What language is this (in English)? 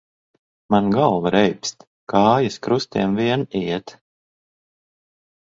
Latvian